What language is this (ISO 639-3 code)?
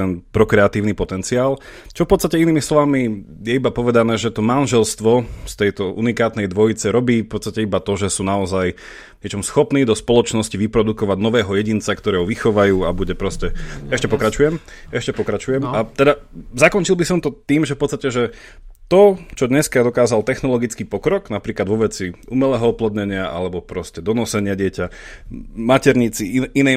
slk